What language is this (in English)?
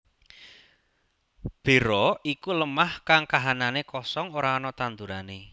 Javanese